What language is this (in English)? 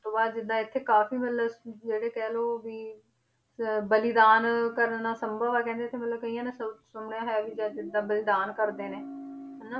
Punjabi